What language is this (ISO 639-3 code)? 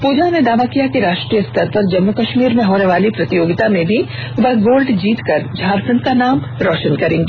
hin